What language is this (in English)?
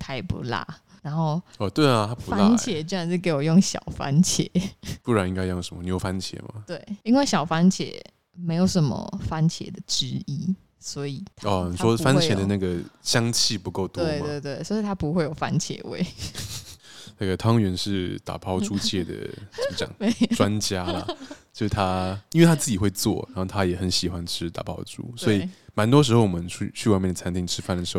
Chinese